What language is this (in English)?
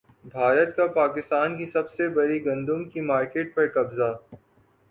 Urdu